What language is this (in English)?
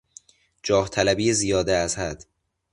Persian